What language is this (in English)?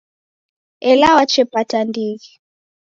Taita